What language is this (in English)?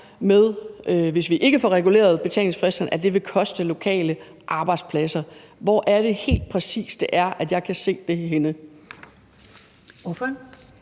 Danish